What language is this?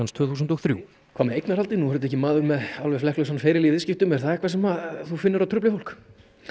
Icelandic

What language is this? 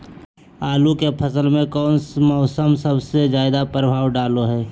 Magahi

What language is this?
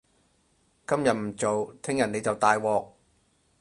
Cantonese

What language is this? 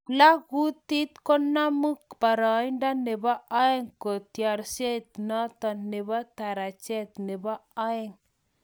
Kalenjin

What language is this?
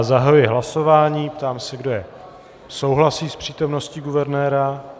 Czech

